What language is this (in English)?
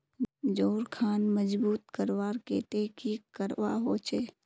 Magahi